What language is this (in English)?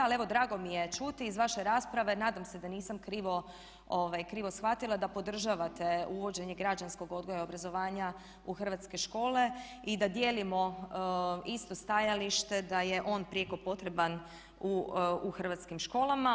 Croatian